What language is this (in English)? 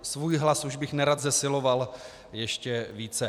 Czech